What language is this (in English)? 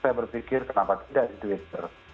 Indonesian